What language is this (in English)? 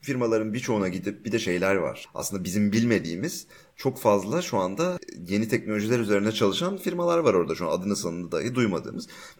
Turkish